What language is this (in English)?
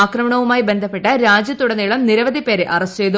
Malayalam